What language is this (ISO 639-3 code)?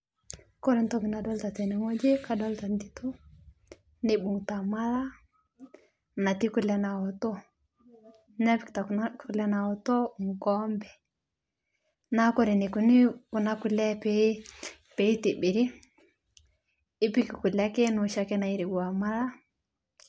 mas